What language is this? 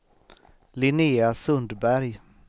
Swedish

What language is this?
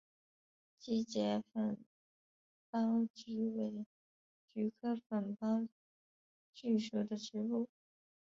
Chinese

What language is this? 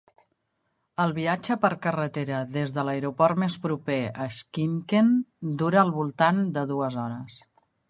Catalan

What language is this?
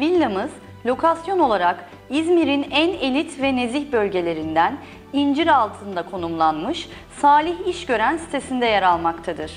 Turkish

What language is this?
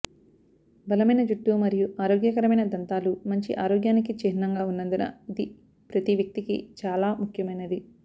Telugu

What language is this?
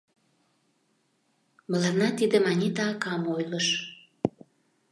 Mari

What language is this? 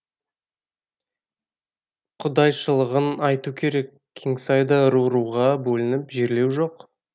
Kazakh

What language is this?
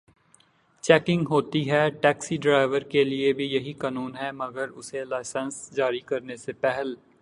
Urdu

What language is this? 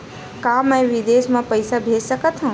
Chhattisgarhi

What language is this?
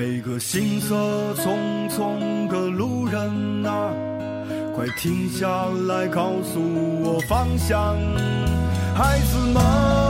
Chinese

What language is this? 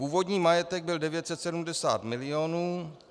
Czech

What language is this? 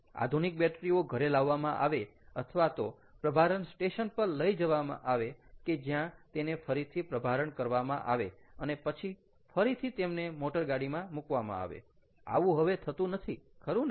Gujarati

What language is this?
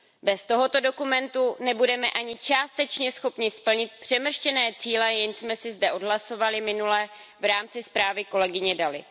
Czech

